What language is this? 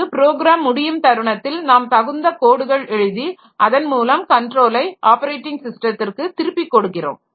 Tamil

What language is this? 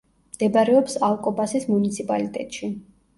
Georgian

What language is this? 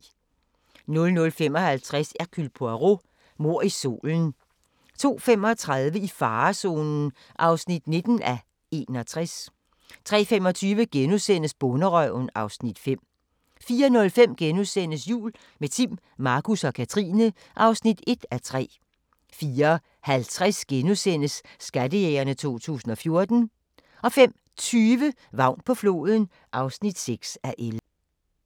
Danish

